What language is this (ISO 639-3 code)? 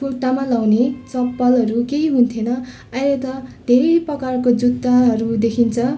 nep